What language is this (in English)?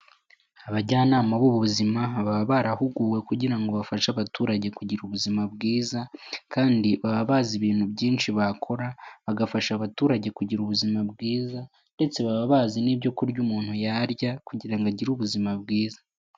Kinyarwanda